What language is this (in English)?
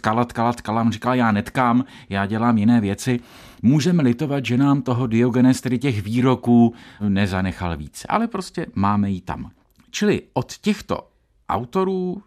Czech